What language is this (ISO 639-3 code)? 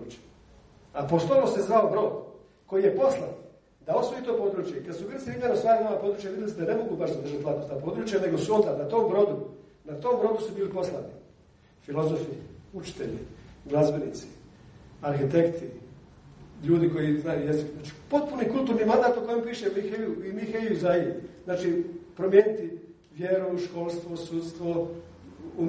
hrv